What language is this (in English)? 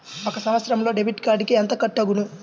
Telugu